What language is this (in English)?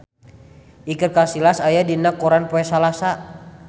Sundanese